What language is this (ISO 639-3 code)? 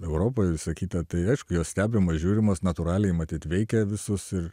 lit